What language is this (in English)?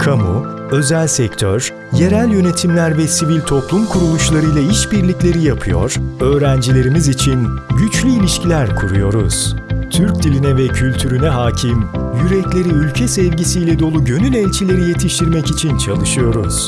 Turkish